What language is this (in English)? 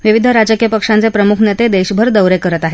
Marathi